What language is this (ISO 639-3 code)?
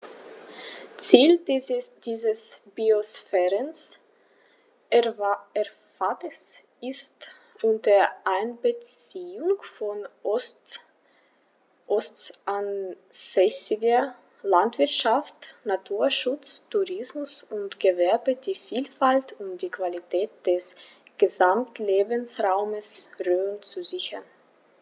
deu